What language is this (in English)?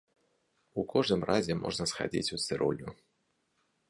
Belarusian